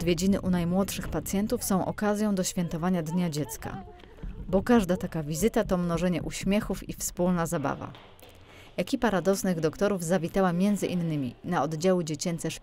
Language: Polish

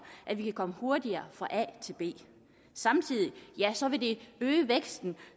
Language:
Danish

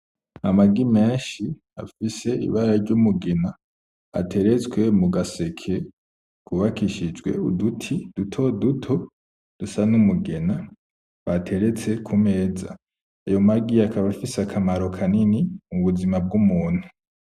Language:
Rundi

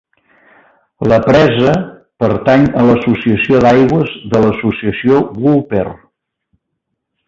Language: Catalan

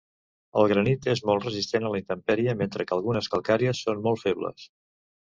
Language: Catalan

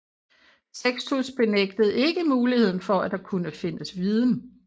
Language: Danish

